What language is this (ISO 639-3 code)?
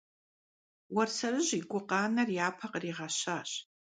kbd